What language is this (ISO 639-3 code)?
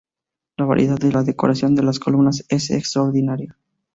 spa